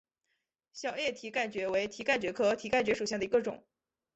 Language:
Chinese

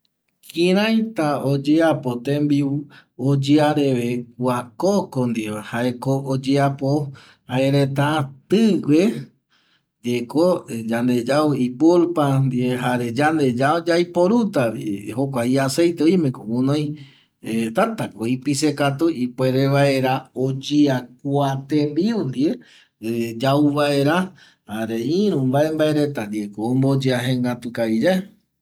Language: Eastern Bolivian Guaraní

